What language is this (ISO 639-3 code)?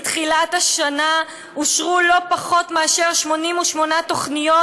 heb